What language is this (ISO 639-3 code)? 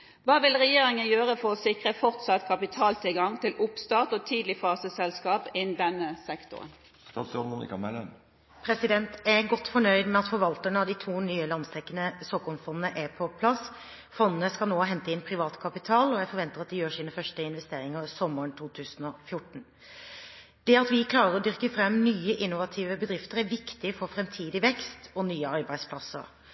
nob